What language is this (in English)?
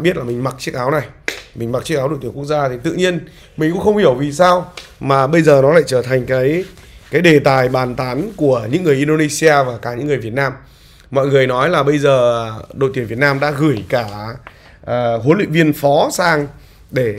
Vietnamese